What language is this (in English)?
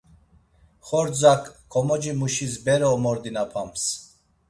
Laz